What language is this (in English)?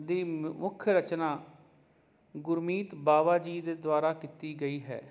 Punjabi